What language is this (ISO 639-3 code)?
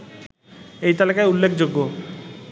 ben